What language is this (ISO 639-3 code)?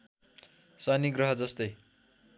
nep